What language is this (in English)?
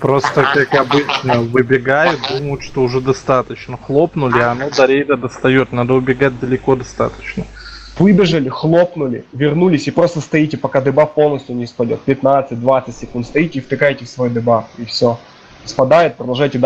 Russian